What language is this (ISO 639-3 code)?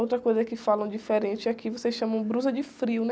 por